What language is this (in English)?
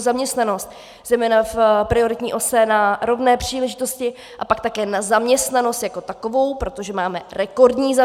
Czech